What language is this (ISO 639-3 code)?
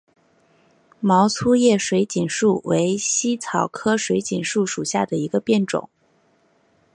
zho